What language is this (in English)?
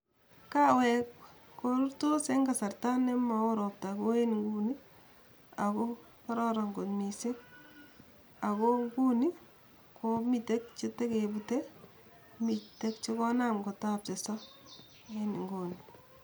Kalenjin